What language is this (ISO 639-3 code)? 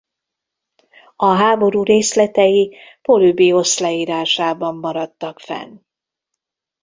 hun